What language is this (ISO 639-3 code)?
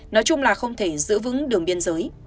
vie